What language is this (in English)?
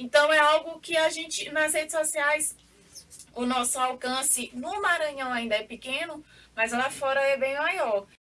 Portuguese